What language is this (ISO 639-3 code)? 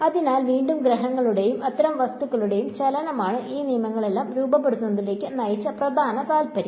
mal